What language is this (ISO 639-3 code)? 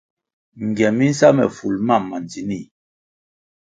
nmg